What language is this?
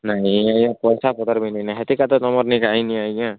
Odia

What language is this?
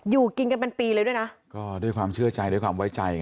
Thai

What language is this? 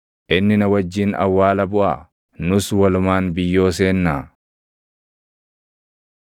Oromo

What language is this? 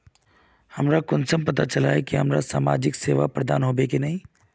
Magahi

